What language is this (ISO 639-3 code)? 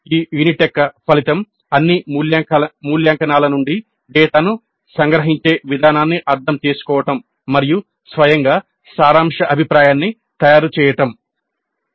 tel